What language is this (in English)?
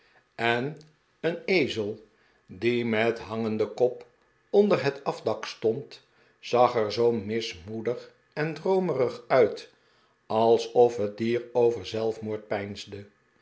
Dutch